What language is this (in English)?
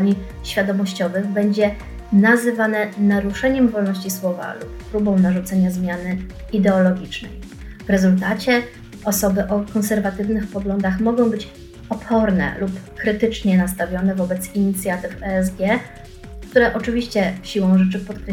Polish